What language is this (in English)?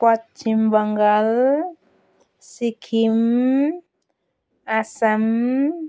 Nepali